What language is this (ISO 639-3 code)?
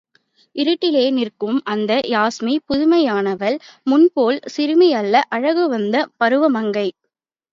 tam